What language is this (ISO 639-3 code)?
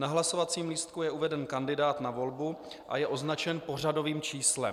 ces